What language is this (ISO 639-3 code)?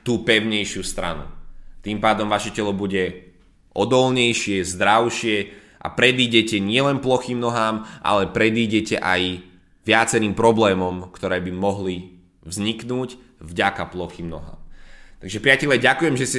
slk